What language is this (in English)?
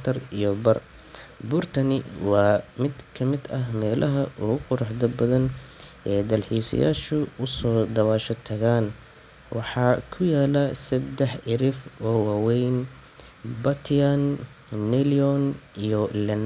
Somali